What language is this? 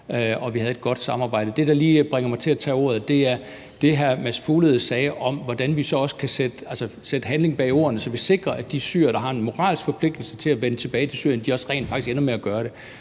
Danish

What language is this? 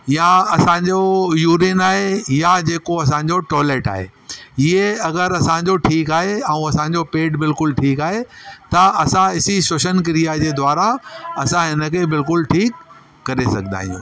Sindhi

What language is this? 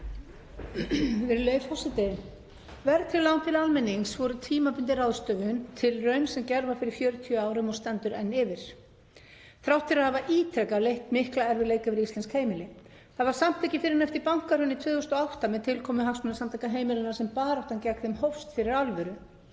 Icelandic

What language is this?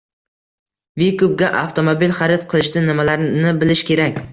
Uzbek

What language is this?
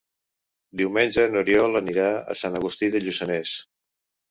Catalan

